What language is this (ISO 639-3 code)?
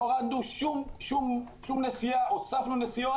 heb